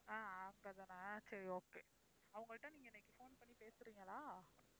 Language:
Tamil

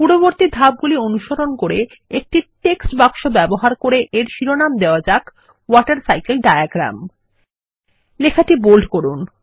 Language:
Bangla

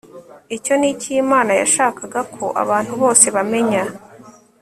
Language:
Kinyarwanda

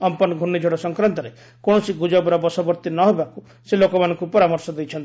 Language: Odia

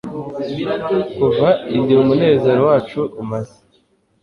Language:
Kinyarwanda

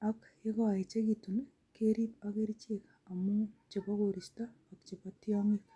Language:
Kalenjin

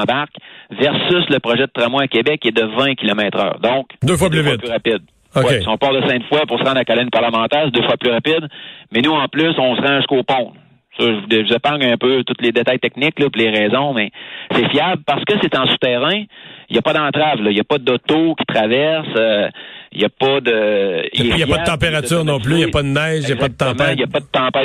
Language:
French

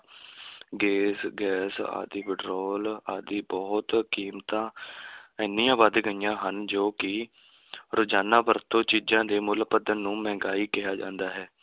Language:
Punjabi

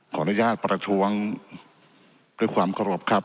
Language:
Thai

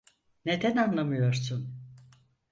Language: Turkish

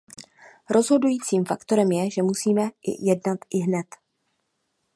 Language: Czech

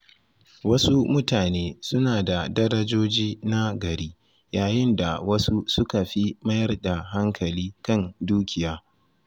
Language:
Hausa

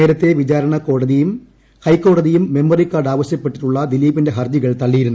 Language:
Malayalam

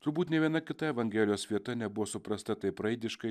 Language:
Lithuanian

